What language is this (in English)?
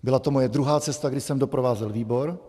Czech